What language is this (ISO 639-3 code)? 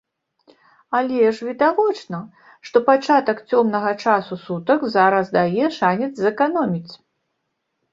bel